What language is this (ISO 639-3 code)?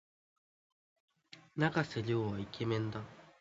jpn